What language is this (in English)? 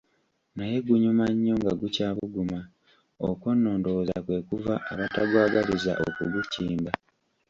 Ganda